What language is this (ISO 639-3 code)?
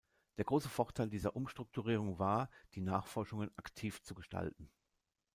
deu